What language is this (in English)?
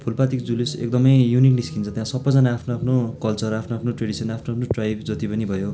Nepali